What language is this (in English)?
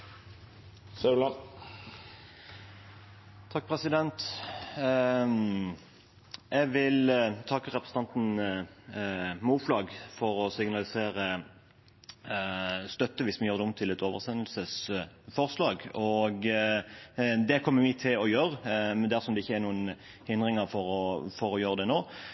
Norwegian